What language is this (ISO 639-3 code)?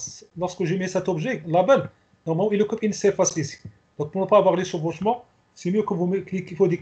fra